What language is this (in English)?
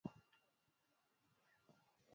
Swahili